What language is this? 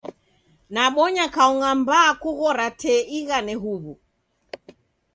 Taita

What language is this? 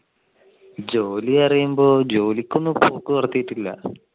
Malayalam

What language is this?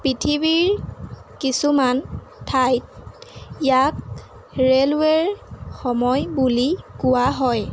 Assamese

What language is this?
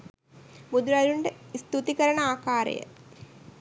Sinhala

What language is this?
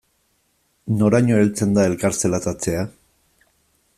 Basque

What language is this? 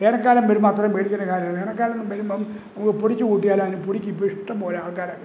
Malayalam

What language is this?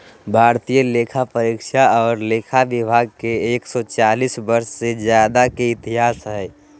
Magahi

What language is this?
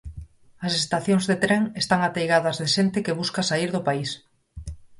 Galician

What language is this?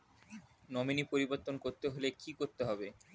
Bangla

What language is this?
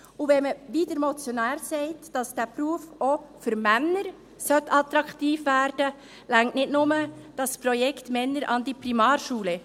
Swiss German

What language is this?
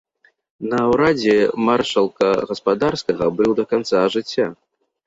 Belarusian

